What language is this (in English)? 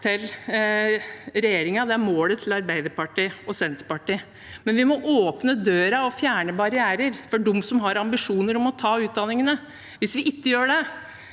Norwegian